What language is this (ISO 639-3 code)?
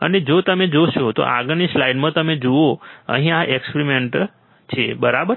guj